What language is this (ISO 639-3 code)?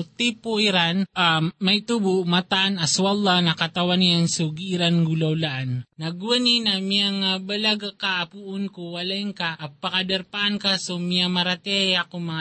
fil